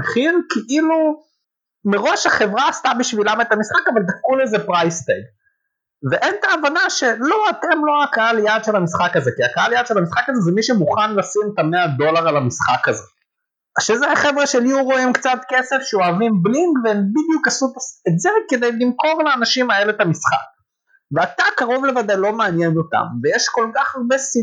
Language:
Hebrew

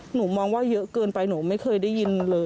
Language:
Thai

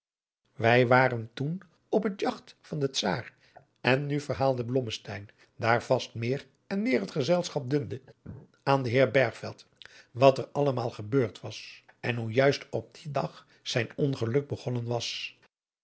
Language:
Dutch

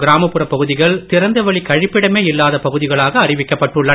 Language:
Tamil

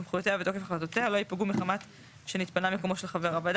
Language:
Hebrew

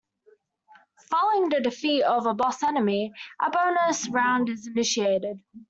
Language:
English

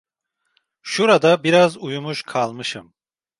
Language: Turkish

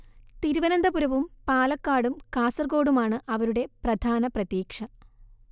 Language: Malayalam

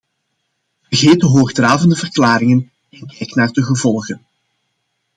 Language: Dutch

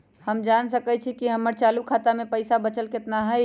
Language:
Magahi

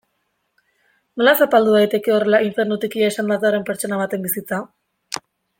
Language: Basque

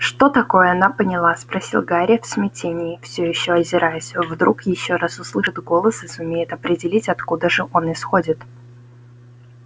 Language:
Russian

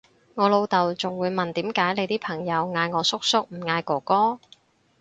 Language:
Cantonese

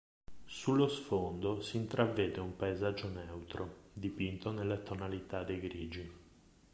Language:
Italian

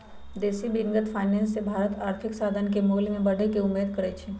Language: Magahi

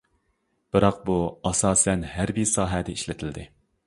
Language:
Uyghur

